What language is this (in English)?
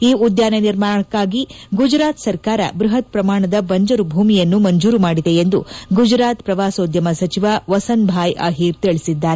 Kannada